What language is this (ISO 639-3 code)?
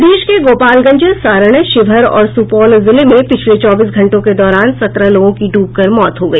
hin